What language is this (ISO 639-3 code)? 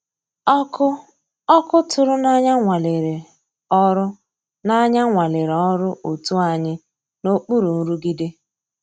ibo